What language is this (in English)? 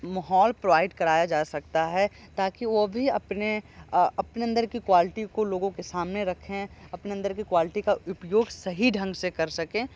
Hindi